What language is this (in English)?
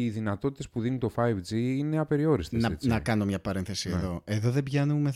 Greek